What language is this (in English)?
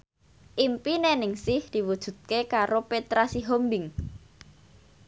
Javanese